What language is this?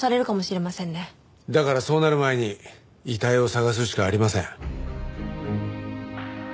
Japanese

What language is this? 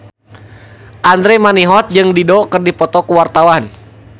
Sundanese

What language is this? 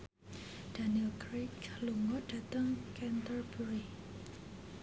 Javanese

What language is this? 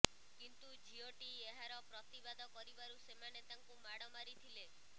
Odia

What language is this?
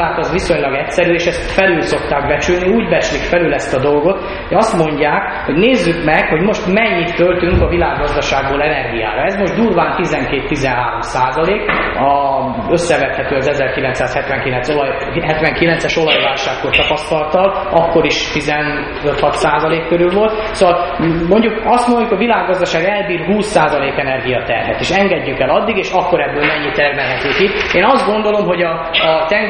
Hungarian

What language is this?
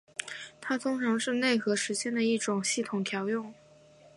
Chinese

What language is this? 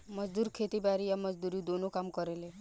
Bhojpuri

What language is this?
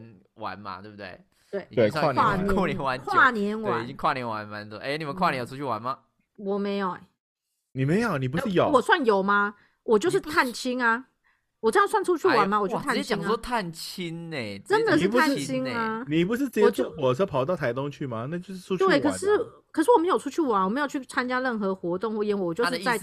Chinese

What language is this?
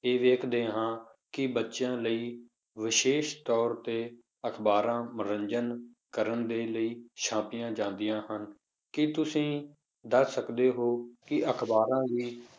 Punjabi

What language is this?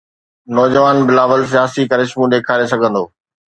Sindhi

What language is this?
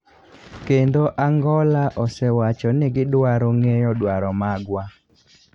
Luo (Kenya and Tanzania)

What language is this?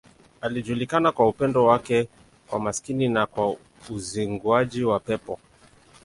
Swahili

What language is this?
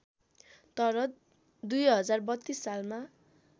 Nepali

